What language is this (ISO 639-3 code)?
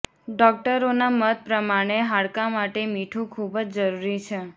guj